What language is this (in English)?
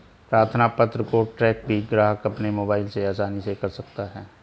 Hindi